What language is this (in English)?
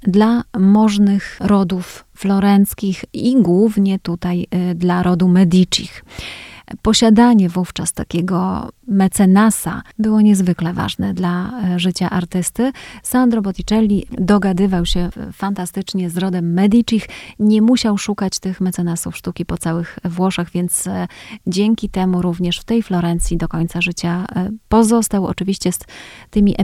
Polish